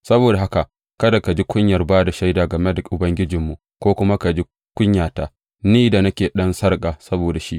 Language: Hausa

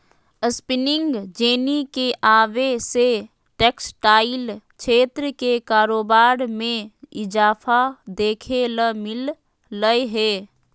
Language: Magahi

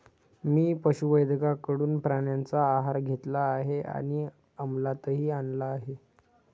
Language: Marathi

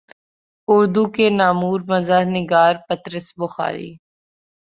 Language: Urdu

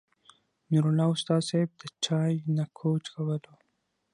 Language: Pashto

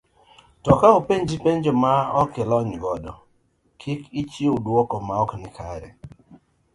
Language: Luo (Kenya and Tanzania)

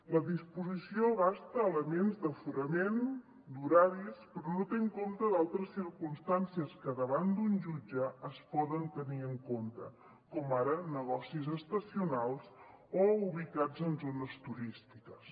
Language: Catalan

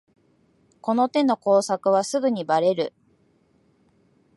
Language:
Japanese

